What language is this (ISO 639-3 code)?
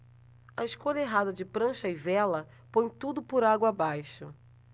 por